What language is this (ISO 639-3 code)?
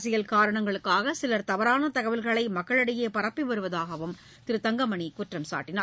tam